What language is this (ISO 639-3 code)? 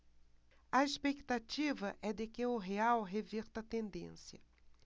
por